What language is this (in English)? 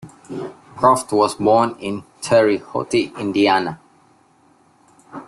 English